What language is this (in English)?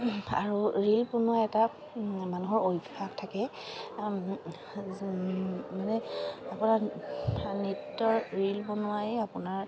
Assamese